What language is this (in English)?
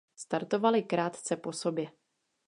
Czech